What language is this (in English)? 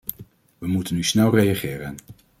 Dutch